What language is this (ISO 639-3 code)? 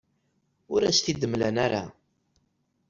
kab